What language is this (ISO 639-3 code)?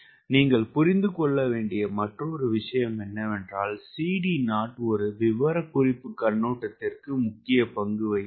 tam